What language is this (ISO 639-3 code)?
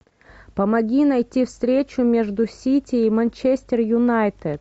rus